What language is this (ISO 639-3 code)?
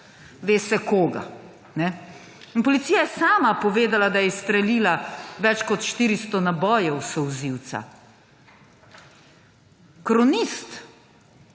slv